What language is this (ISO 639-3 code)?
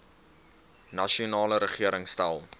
afr